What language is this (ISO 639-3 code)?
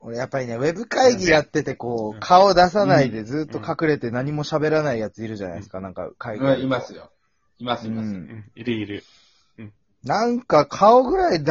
jpn